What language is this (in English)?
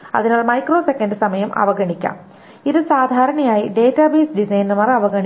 Malayalam